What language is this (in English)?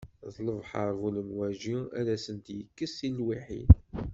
Kabyle